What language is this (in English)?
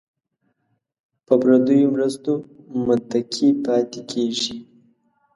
Pashto